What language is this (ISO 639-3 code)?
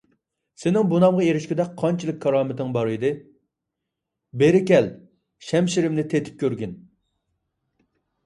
uig